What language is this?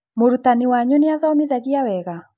Kikuyu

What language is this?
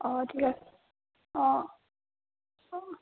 Assamese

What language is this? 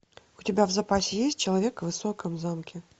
Russian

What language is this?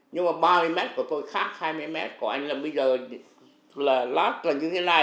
Vietnamese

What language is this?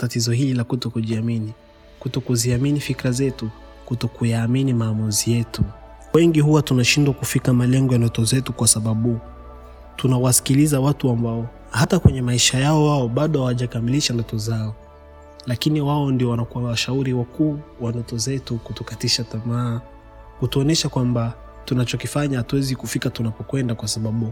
Swahili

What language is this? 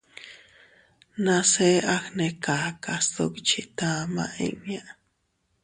Teutila Cuicatec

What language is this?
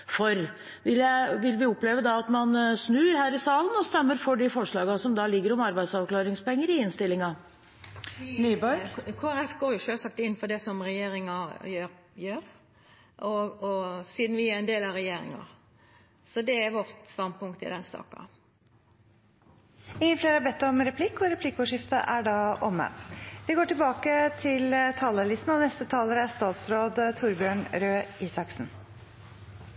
Norwegian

